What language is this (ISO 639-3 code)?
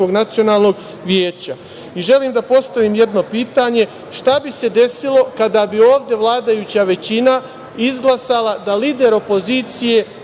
srp